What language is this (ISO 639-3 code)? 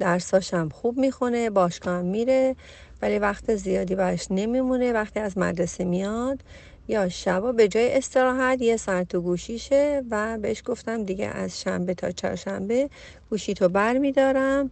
fas